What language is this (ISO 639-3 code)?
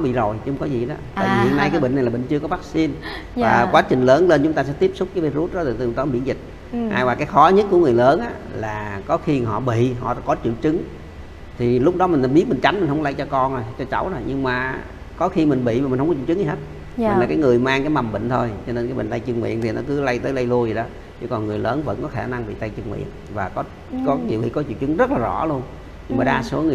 vie